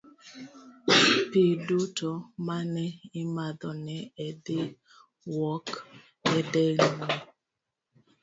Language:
Luo (Kenya and Tanzania)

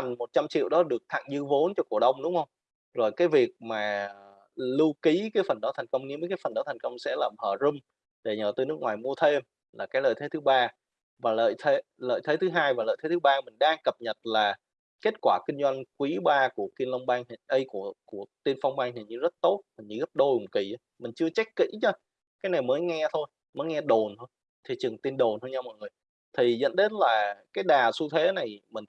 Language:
Vietnamese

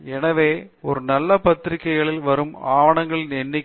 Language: Tamil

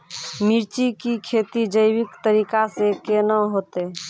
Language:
Maithili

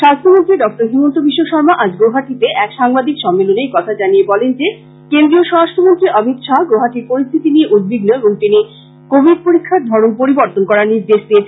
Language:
Bangla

